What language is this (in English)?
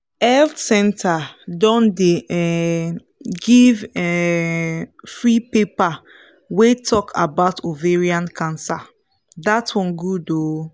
Nigerian Pidgin